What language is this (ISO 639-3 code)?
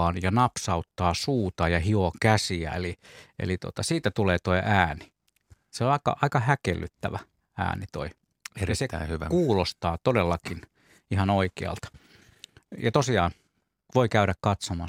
fin